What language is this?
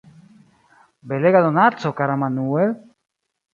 Esperanto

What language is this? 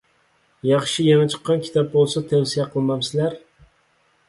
Uyghur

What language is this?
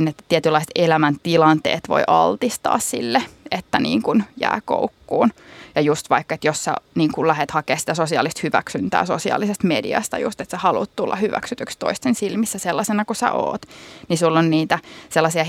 Finnish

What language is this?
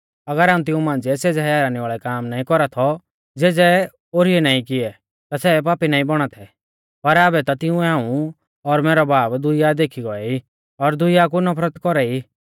Mahasu Pahari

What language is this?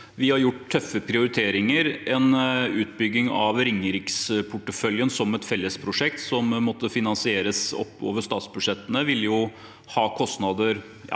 Norwegian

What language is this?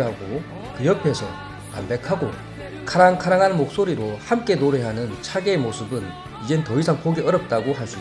Korean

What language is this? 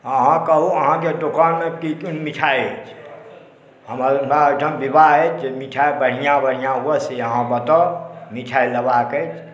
Maithili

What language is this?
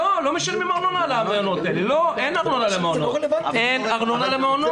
Hebrew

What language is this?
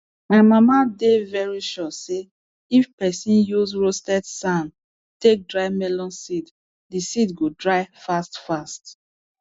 Nigerian Pidgin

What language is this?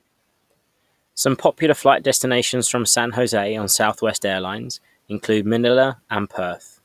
English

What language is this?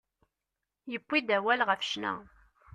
Kabyle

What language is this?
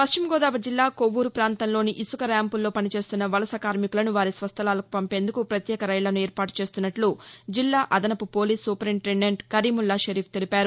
Telugu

